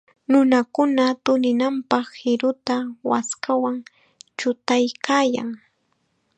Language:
Chiquián Ancash Quechua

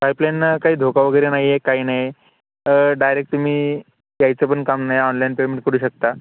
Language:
Marathi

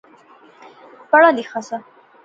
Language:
Pahari-Potwari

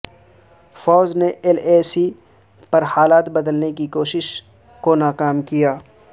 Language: Urdu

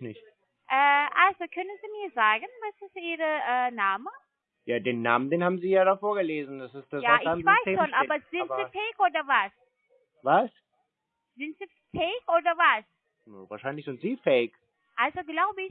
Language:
German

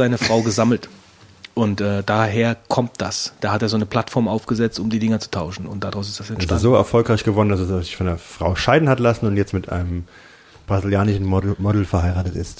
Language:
German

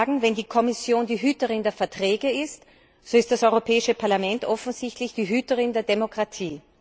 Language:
German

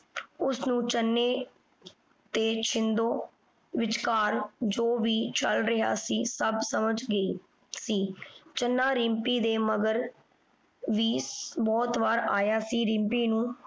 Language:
Punjabi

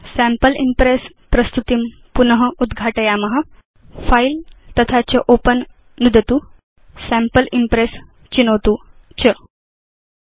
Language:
Sanskrit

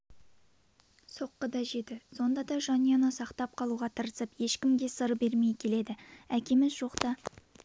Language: Kazakh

